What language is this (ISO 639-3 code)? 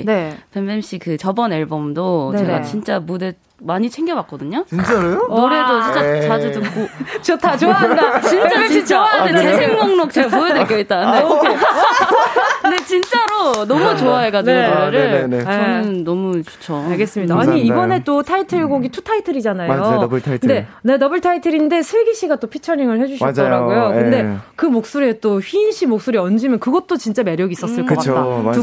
kor